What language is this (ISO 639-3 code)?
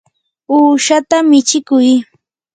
qur